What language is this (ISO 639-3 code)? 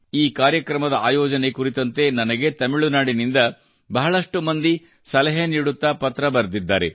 kan